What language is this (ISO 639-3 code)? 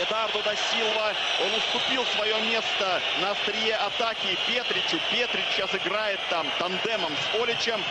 rus